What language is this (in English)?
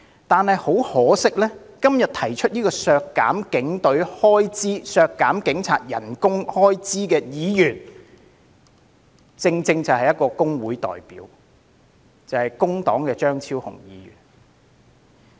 Cantonese